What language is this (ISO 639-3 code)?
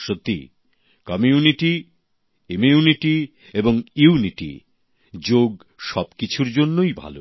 ben